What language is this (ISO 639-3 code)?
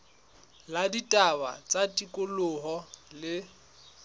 sot